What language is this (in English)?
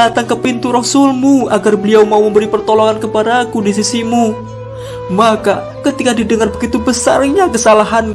Indonesian